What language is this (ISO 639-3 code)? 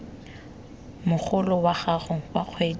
tsn